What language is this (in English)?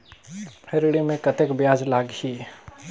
Chhattisgarhi